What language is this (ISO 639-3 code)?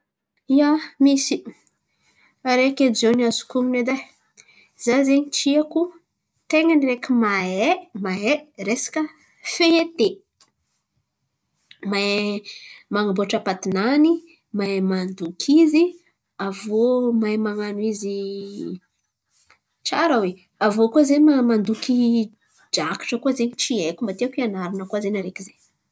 xmv